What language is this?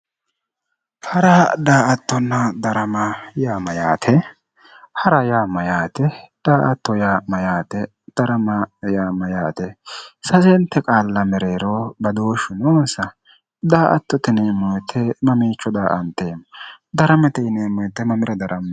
Sidamo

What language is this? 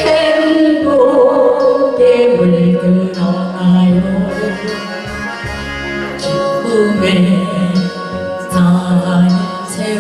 Korean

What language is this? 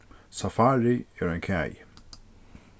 Faroese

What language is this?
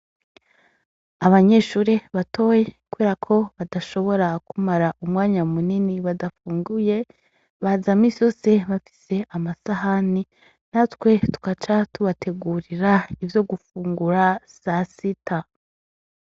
Rundi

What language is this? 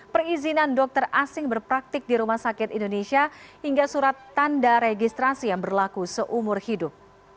Indonesian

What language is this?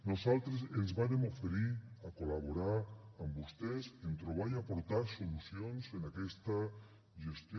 Catalan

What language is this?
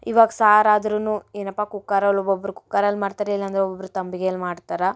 Kannada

